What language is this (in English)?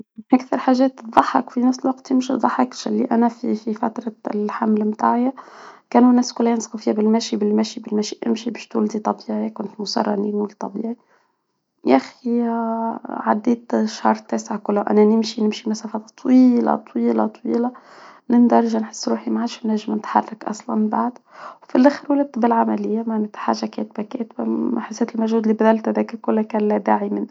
Tunisian Arabic